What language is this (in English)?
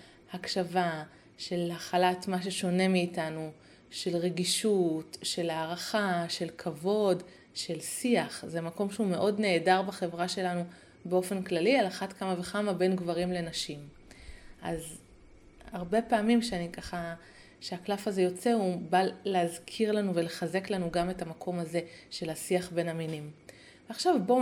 Hebrew